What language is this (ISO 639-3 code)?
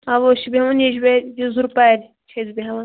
kas